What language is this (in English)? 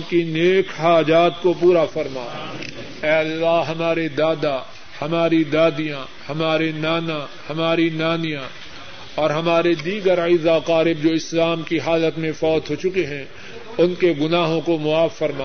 Urdu